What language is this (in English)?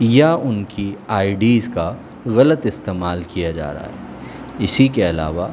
Urdu